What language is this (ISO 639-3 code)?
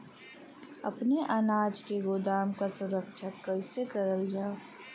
bho